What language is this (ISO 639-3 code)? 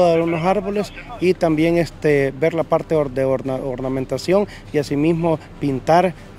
spa